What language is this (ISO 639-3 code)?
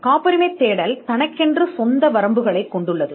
tam